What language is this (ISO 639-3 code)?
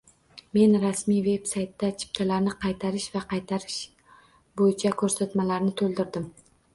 uzb